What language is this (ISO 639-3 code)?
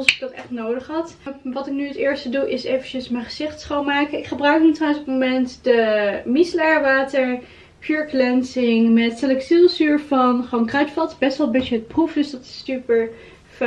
nld